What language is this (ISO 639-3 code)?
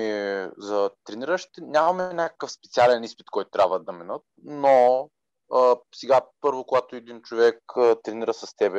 bul